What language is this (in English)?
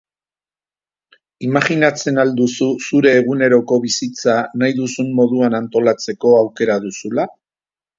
Basque